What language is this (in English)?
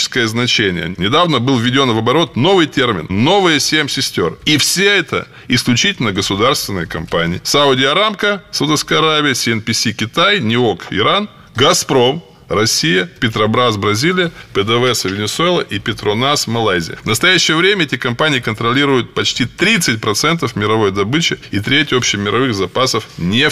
Russian